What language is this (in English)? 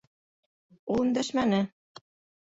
Bashkir